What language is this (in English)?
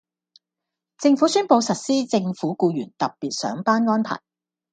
Cantonese